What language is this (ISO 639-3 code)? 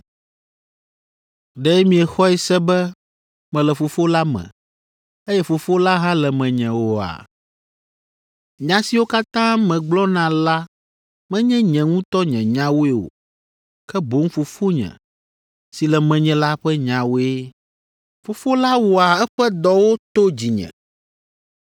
ewe